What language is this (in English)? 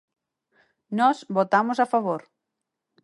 Galician